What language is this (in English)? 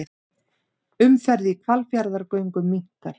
Icelandic